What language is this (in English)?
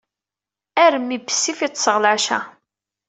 Kabyle